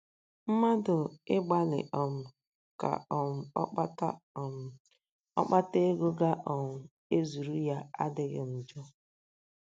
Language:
Igbo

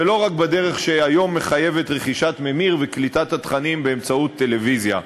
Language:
Hebrew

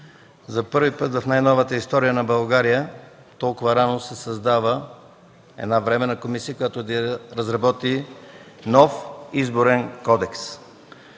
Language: Bulgarian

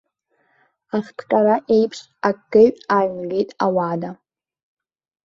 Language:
Abkhazian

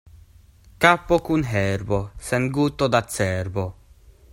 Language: Esperanto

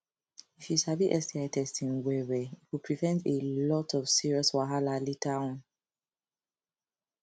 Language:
Nigerian Pidgin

